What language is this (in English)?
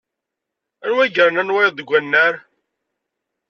Kabyle